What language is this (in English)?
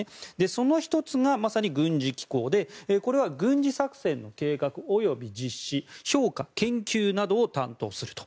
Japanese